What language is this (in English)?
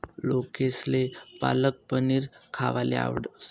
Marathi